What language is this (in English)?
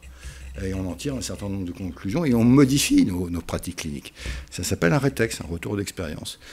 French